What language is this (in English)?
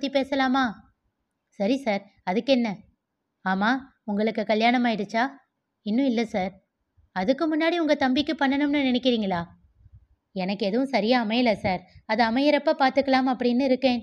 Tamil